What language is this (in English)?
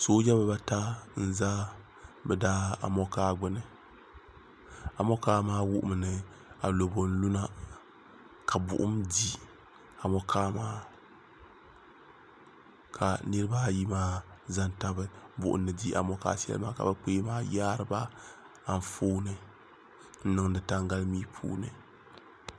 Dagbani